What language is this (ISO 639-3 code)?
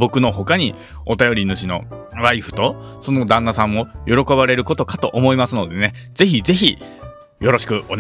jpn